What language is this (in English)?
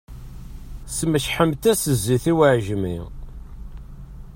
Kabyle